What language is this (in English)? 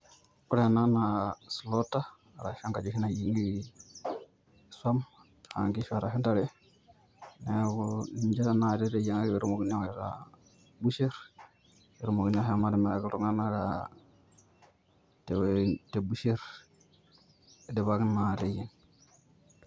Masai